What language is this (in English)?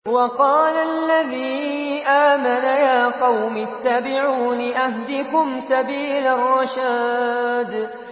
Arabic